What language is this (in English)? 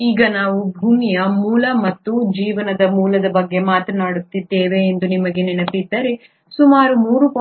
Kannada